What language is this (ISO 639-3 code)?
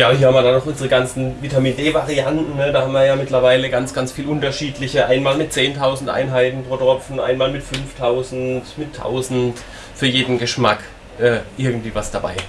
deu